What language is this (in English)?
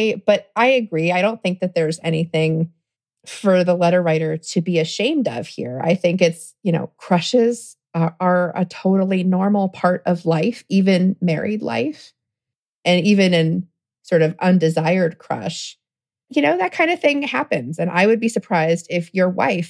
English